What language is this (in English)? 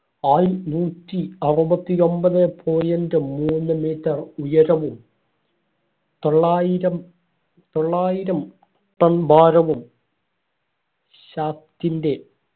Malayalam